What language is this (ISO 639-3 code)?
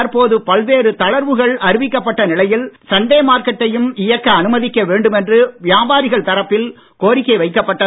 tam